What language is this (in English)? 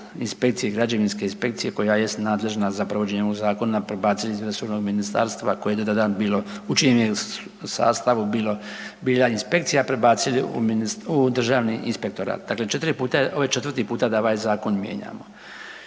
Croatian